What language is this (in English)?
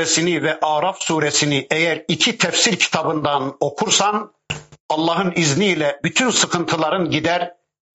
Turkish